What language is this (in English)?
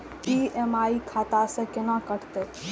Maithili